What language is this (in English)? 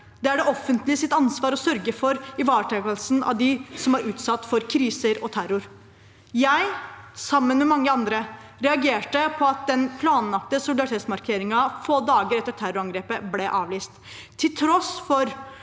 Norwegian